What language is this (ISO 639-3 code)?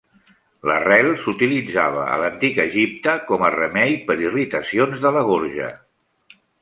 cat